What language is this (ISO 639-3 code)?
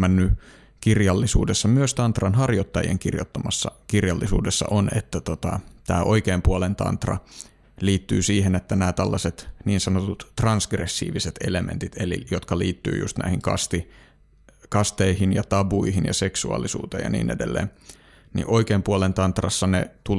fin